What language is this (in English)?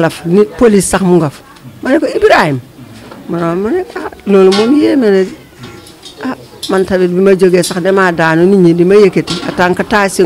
Indonesian